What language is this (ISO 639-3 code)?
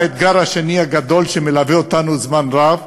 heb